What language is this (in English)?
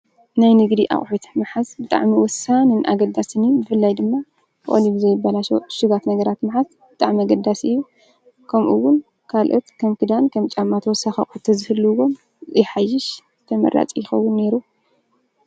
Tigrinya